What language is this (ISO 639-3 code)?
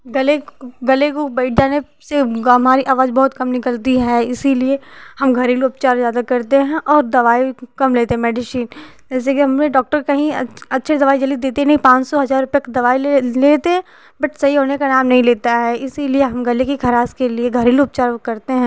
hin